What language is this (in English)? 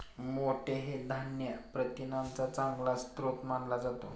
Marathi